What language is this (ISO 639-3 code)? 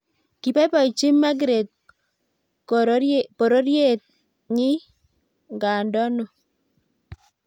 kln